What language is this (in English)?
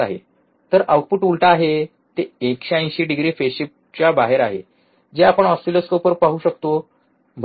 Marathi